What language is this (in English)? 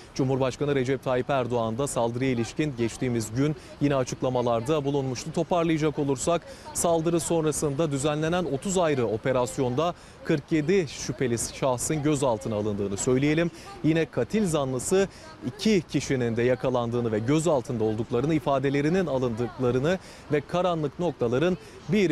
Turkish